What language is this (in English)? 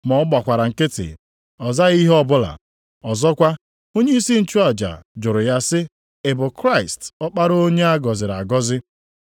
Igbo